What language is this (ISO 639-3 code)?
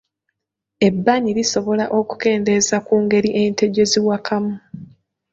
lug